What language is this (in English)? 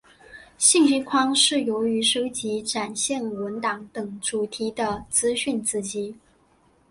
Chinese